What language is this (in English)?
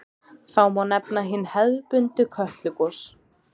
Icelandic